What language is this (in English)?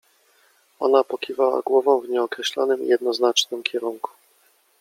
Polish